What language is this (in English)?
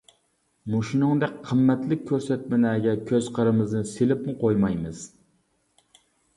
Uyghur